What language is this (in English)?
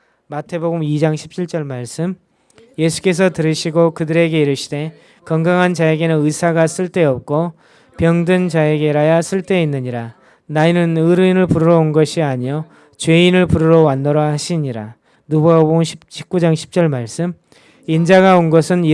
Korean